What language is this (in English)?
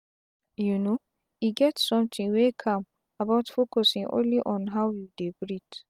Nigerian Pidgin